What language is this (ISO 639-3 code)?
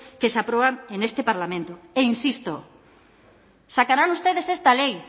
spa